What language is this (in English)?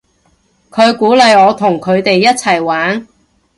Cantonese